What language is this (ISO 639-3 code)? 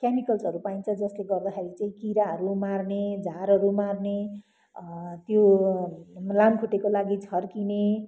nep